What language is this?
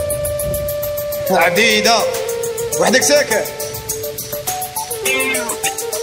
Arabic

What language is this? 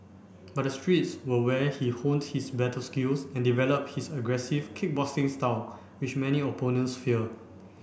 English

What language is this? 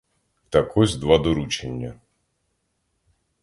Ukrainian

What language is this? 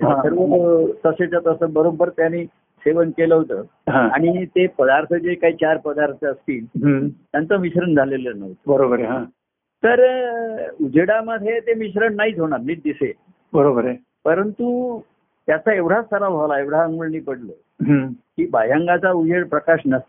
Marathi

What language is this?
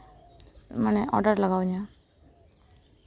Santali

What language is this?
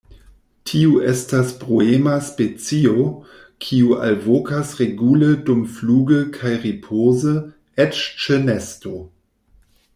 Esperanto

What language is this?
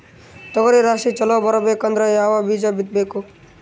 Kannada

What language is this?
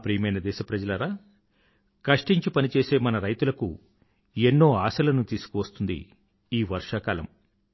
Telugu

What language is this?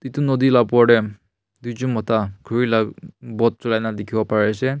Naga Pidgin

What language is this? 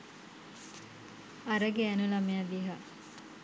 Sinhala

